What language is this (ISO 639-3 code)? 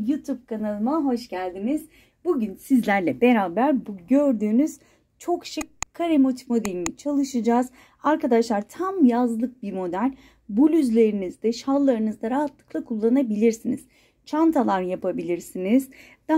tur